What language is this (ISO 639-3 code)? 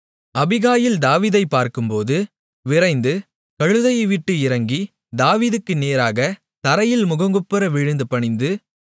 tam